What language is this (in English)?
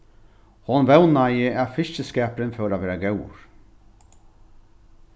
Faroese